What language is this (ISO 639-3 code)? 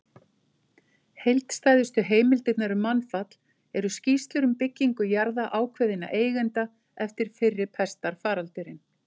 isl